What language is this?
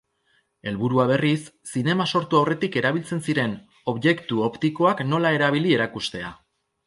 Basque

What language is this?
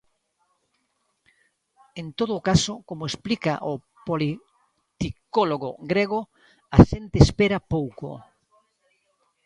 Galician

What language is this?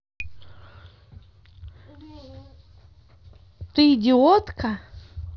Russian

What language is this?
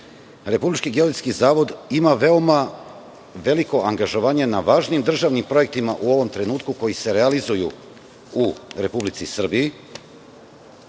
Serbian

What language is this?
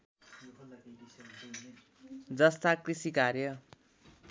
Nepali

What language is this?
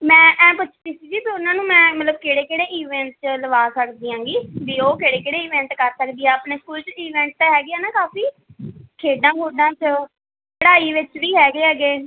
Punjabi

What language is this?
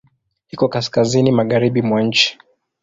Swahili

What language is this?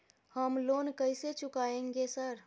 Maithili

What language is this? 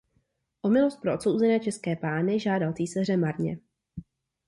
Czech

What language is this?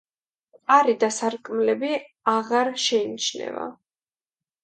Georgian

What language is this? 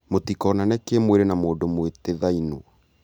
Kikuyu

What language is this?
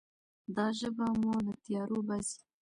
Pashto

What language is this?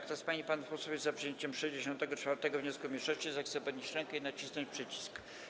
Polish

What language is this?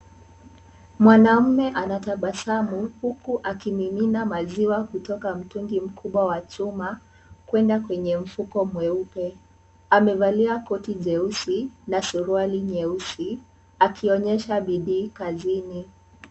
Swahili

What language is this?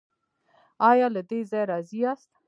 Pashto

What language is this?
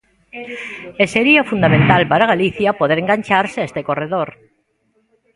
Galician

